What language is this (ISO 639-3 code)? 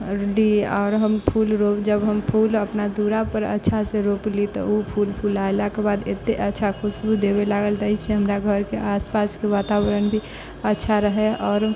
mai